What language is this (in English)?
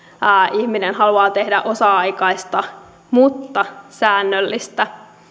Finnish